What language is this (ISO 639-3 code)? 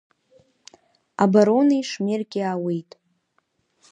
abk